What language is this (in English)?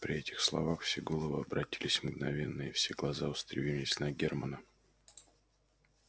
Russian